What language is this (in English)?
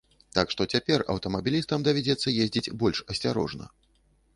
Belarusian